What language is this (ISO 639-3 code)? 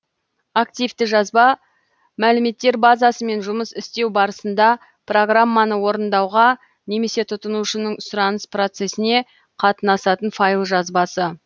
kaz